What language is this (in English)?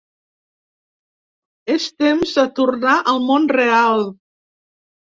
Catalan